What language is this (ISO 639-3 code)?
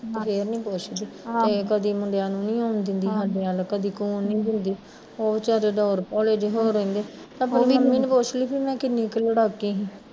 pan